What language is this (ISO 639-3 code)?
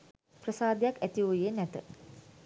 sin